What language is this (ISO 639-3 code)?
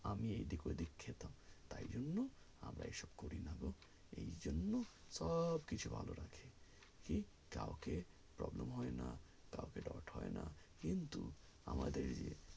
ben